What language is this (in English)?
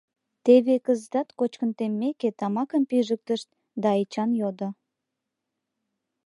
Mari